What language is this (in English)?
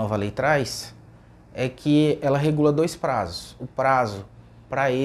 Portuguese